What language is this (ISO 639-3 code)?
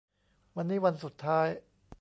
tha